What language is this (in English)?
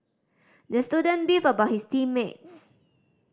English